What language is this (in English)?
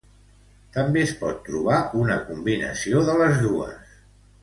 Catalan